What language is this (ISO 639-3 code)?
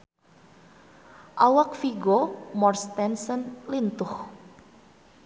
sun